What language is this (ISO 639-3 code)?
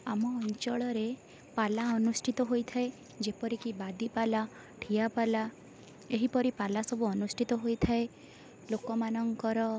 ori